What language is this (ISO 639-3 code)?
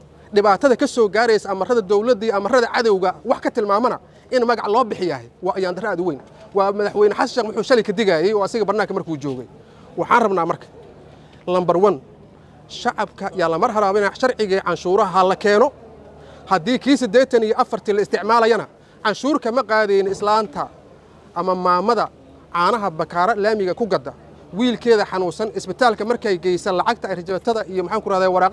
ara